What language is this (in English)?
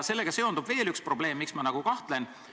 Estonian